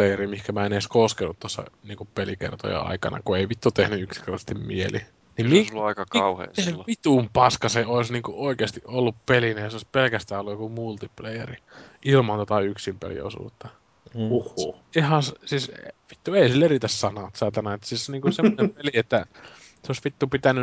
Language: Finnish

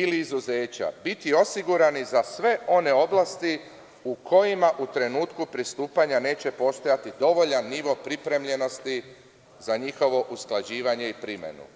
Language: Serbian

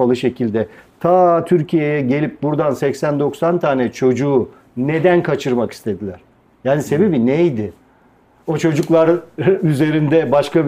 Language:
Turkish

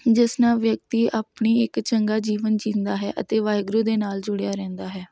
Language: Punjabi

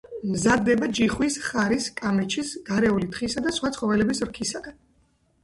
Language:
Georgian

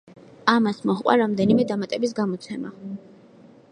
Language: Georgian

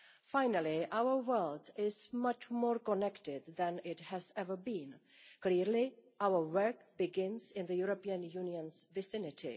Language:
English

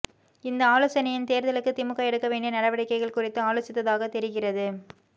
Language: Tamil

